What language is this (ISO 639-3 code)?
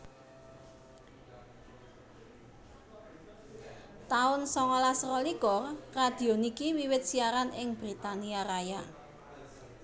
jav